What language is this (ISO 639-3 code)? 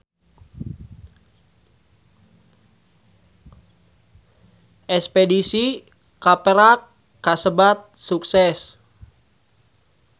sun